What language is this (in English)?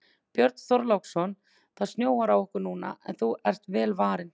Icelandic